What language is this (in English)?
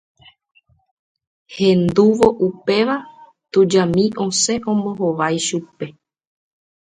Guarani